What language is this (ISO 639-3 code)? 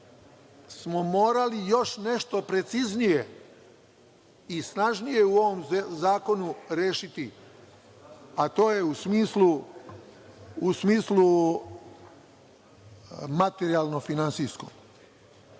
srp